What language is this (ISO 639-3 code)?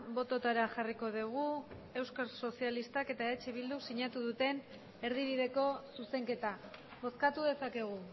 eus